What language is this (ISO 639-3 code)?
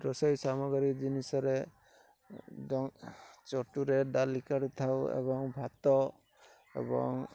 ori